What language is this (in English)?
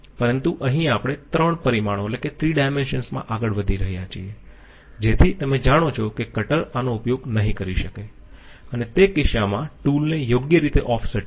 Gujarati